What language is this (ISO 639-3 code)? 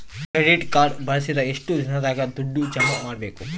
kan